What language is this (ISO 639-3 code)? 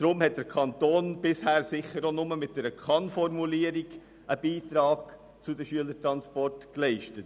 gsw